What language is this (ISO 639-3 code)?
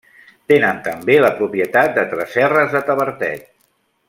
cat